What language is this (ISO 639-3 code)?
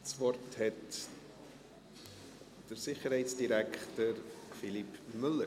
gsw